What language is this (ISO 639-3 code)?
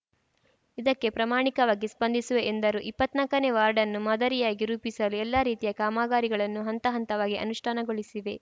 kan